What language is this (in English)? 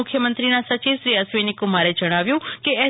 Gujarati